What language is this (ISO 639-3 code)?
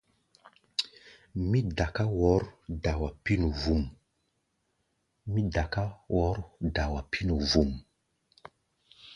gba